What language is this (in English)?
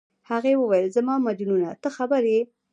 Pashto